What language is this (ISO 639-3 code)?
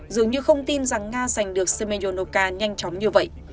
vie